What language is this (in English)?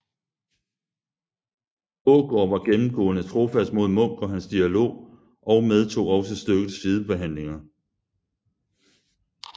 Danish